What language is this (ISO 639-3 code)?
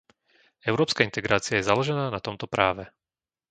slk